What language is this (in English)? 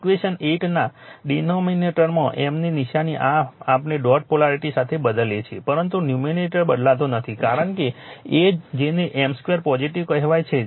Gujarati